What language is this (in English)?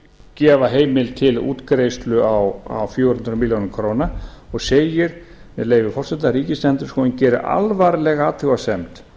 Icelandic